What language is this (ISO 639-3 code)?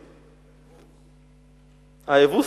heb